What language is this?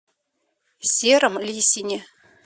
Russian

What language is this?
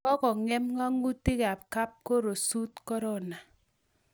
Kalenjin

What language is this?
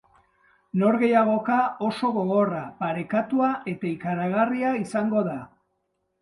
Basque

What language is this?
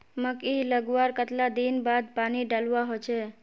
Magahi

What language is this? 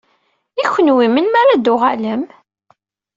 Kabyle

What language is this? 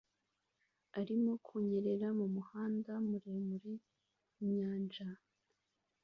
Kinyarwanda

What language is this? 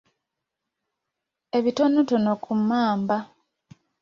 Ganda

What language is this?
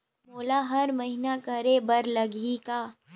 Chhattisgarhi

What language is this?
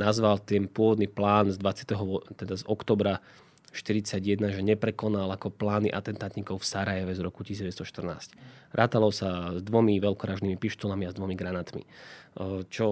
Slovak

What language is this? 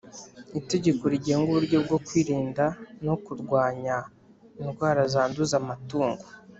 Kinyarwanda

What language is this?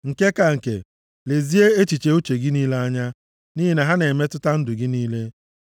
Igbo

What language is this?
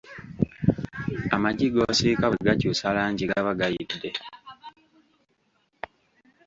Ganda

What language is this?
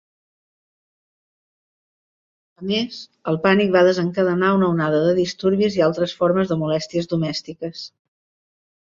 Catalan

